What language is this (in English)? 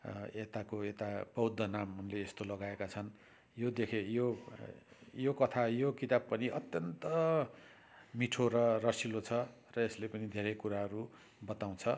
Nepali